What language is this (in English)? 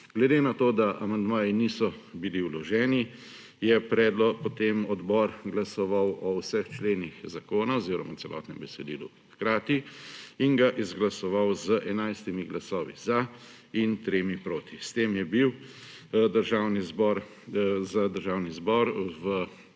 Slovenian